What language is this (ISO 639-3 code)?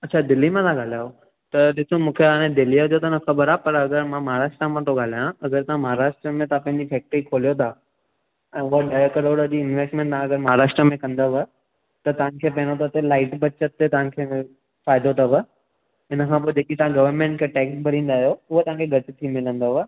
snd